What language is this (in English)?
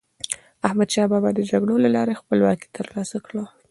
Pashto